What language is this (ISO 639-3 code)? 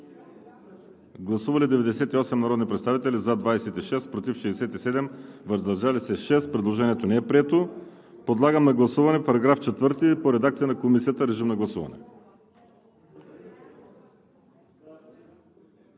bul